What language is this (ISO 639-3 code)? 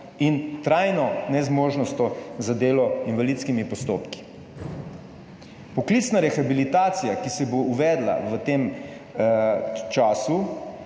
slv